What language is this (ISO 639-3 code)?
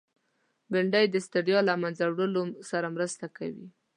pus